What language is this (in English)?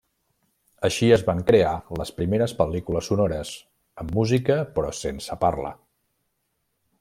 Catalan